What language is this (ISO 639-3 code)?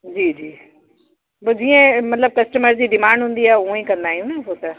snd